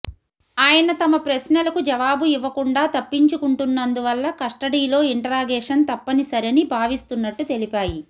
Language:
Telugu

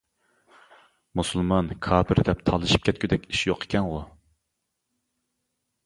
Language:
Uyghur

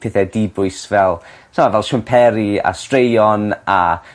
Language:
Welsh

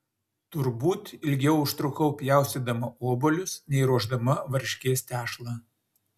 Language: Lithuanian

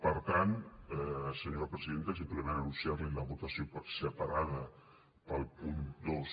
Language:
Catalan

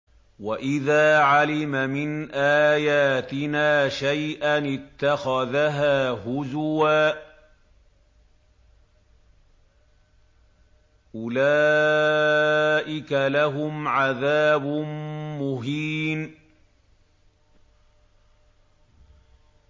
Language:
Arabic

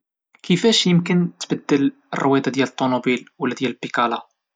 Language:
Moroccan Arabic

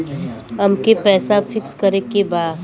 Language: Bhojpuri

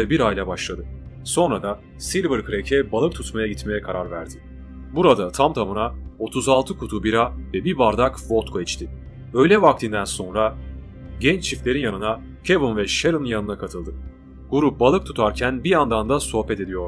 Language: Turkish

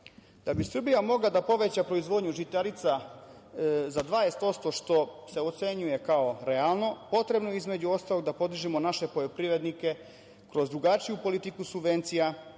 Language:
Serbian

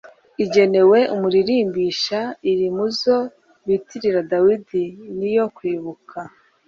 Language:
Kinyarwanda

